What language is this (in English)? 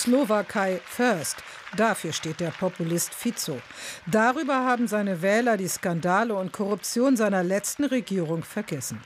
German